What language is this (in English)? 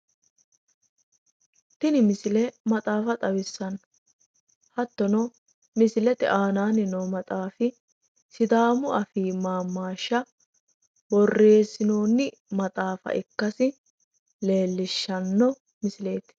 Sidamo